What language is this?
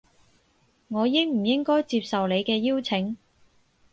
Cantonese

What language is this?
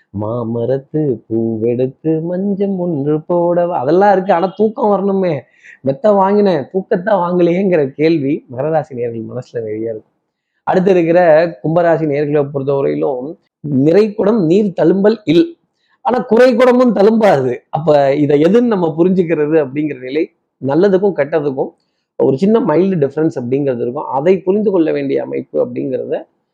Tamil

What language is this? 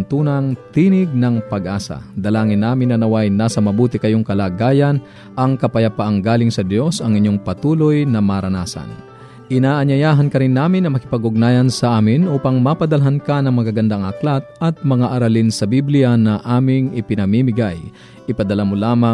Filipino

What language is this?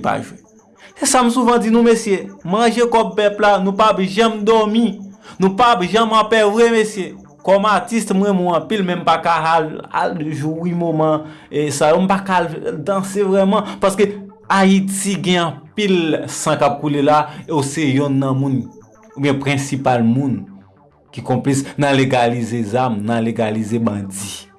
French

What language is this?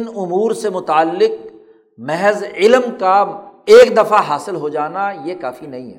Urdu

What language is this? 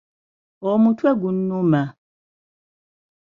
Ganda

